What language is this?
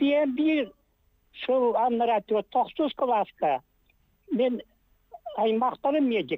Turkish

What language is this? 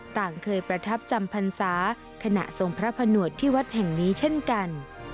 Thai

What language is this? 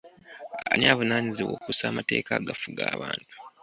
Ganda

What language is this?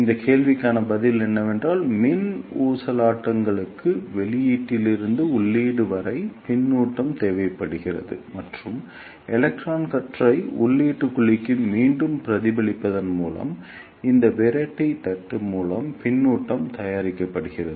Tamil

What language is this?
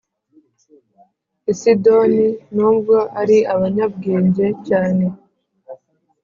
Kinyarwanda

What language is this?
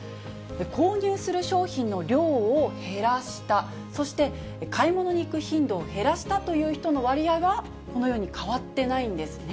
Japanese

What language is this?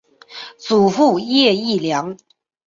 Chinese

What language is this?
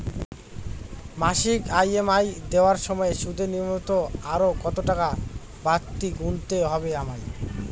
Bangla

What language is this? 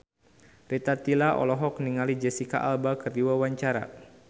Sundanese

